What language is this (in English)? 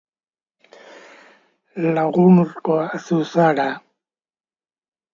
Basque